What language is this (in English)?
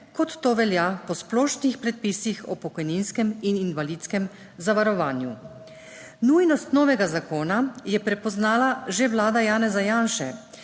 Slovenian